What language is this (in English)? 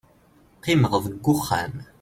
Kabyle